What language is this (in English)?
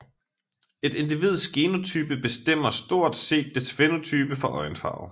Danish